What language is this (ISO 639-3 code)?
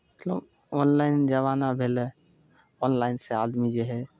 mai